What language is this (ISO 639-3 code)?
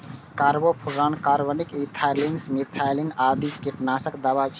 mai